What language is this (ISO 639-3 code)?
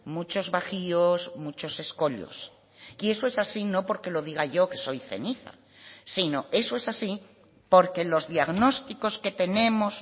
spa